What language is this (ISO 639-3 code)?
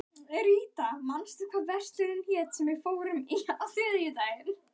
isl